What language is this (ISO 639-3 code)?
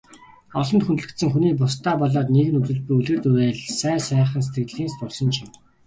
mon